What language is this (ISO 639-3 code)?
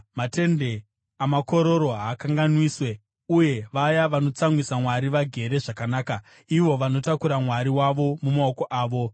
sna